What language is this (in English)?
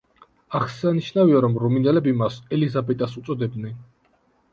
Georgian